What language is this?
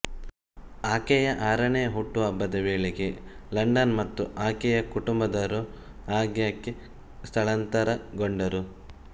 Kannada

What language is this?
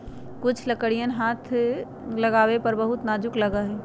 Magahi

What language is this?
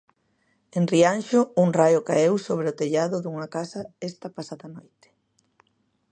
Galician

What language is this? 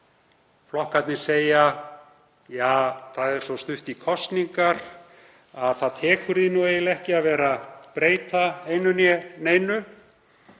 Icelandic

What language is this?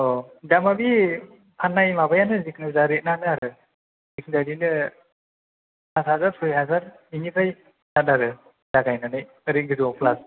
Bodo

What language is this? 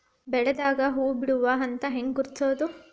Kannada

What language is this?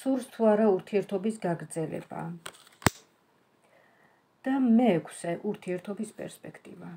Romanian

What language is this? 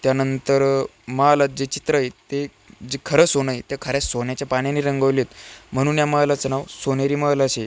Marathi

